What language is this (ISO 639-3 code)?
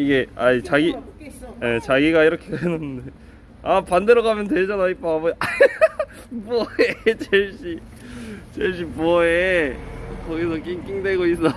kor